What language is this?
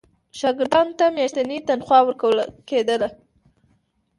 Pashto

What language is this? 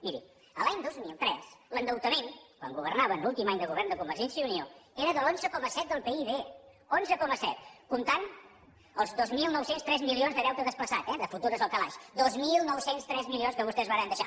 Catalan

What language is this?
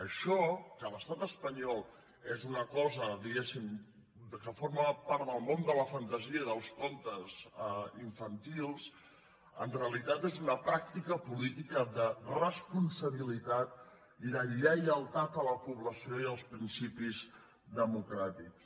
Catalan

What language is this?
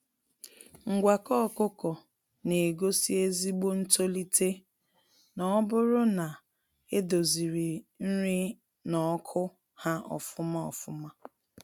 Igbo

